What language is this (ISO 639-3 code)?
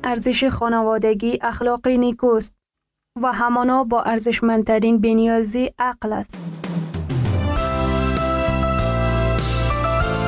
fas